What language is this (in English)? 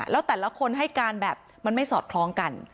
Thai